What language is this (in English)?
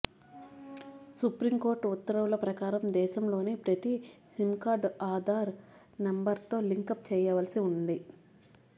Telugu